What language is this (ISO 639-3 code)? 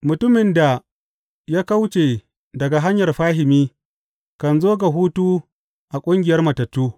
hau